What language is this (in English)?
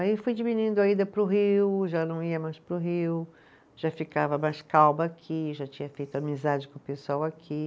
Portuguese